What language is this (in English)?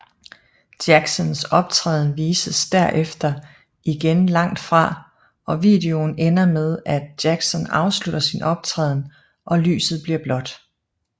Danish